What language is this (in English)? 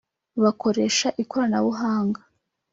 Kinyarwanda